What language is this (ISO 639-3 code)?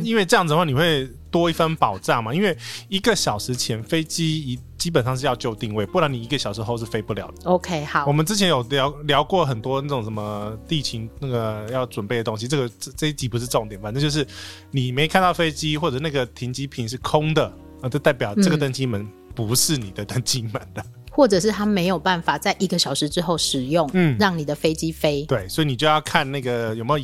zho